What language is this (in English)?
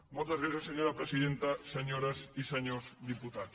Catalan